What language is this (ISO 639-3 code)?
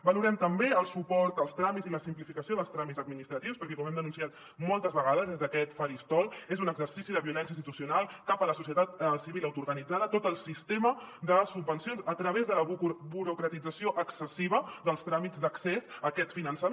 cat